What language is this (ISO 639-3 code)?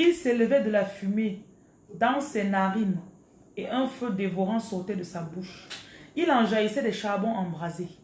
fra